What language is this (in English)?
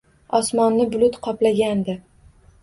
Uzbek